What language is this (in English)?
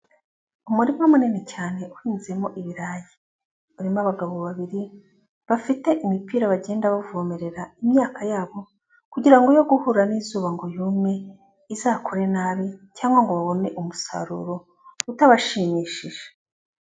Kinyarwanda